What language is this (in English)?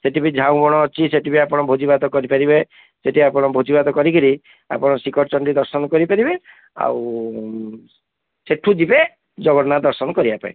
Odia